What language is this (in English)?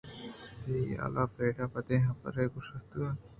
Eastern Balochi